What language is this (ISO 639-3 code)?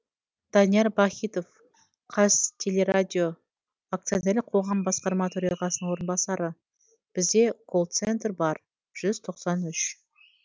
kaz